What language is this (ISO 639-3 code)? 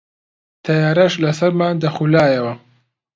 ckb